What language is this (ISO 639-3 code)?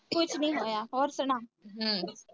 pan